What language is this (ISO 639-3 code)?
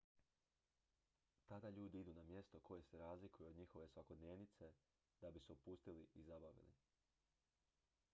hrv